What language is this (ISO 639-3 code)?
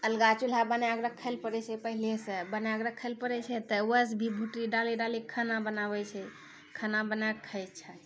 mai